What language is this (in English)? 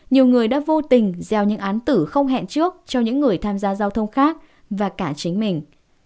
Vietnamese